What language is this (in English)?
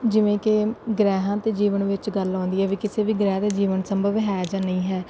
Punjabi